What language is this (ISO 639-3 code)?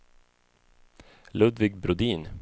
swe